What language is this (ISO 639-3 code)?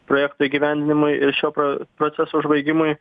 lit